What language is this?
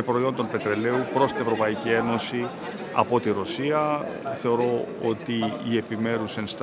Greek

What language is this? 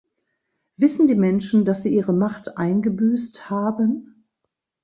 German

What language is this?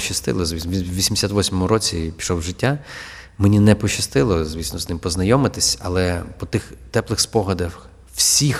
Ukrainian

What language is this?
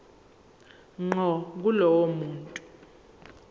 Zulu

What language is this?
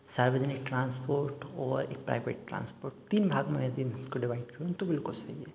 Hindi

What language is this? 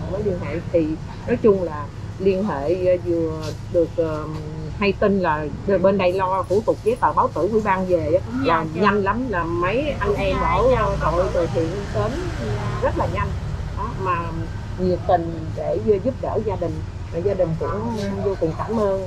Vietnamese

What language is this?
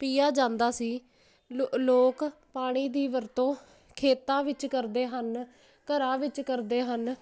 Punjabi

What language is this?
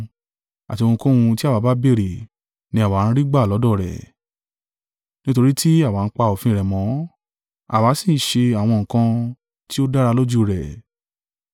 Yoruba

